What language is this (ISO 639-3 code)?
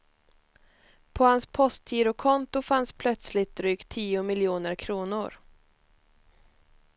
swe